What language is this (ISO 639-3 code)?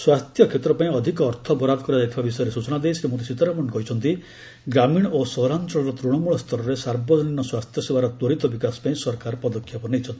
ori